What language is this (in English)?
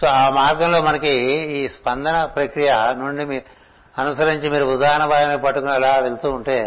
Telugu